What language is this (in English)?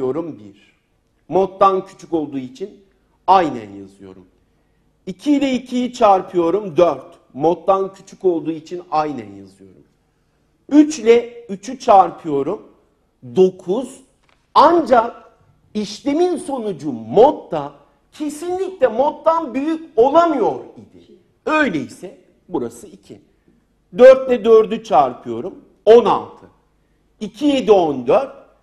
Turkish